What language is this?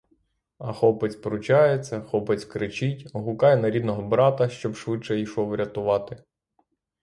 Ukrainian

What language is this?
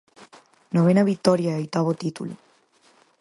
Galician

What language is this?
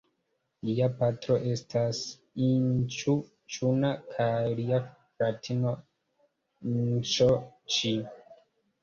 Esperanto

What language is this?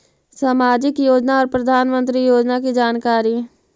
Magahi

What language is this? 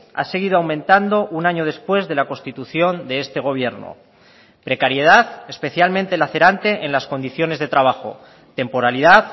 Spanish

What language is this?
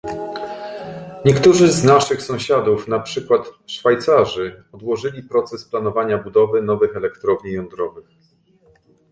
Polish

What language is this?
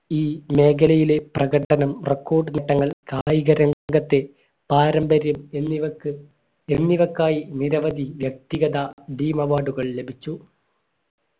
Malayalam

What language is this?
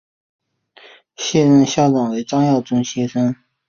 Chinese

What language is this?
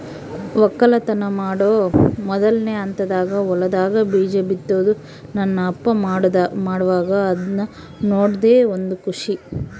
Kannada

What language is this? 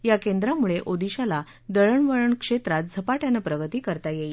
Marathi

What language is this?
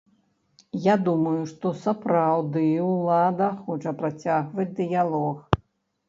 Belarusian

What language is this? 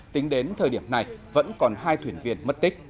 Vietnamese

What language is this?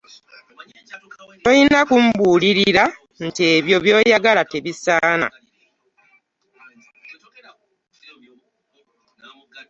Ganda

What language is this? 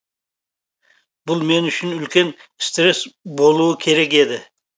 Kazakh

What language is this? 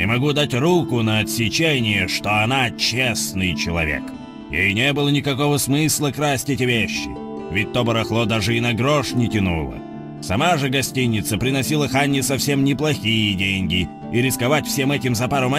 Russian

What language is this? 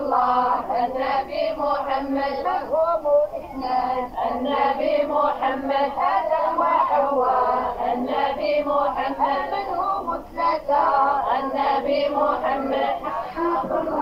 Arabic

